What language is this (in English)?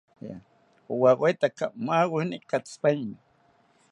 South Ucayali Ashéninka